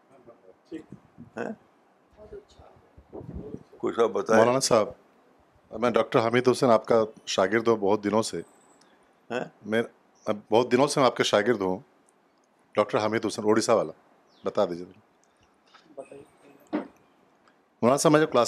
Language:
Urdu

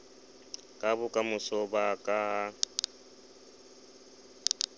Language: Southern Sotho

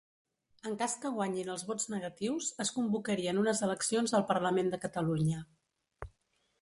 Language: Catalan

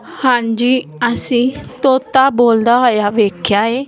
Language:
Punjabi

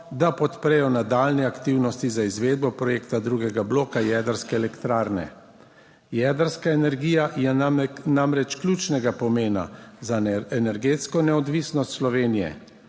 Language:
Slovenian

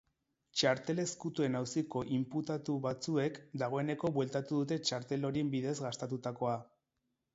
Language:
Basque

